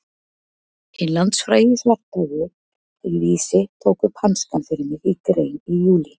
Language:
Icelandic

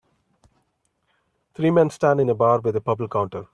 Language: English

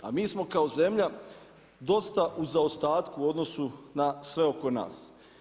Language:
Croatian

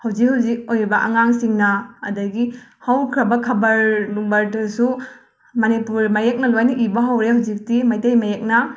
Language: Manipuri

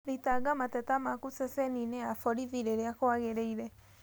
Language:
Kikuyu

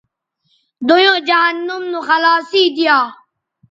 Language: Bateri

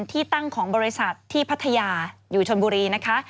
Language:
Thai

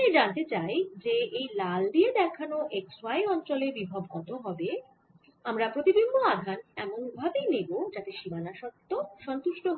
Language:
Bangla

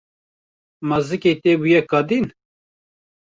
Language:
Kurdish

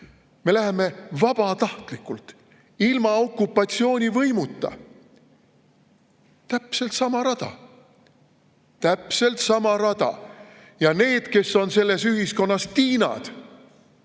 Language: Estonian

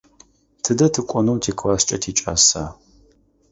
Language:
Adyghe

